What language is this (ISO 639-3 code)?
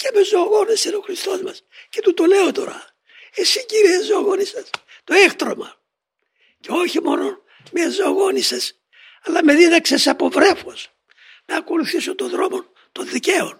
ell